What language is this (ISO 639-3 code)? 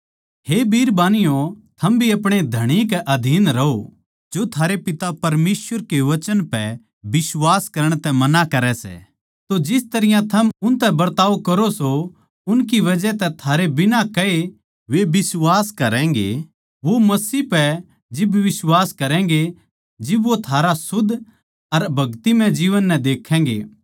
bgc